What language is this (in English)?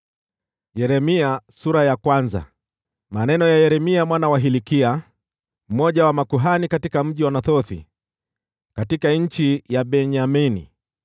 Swahili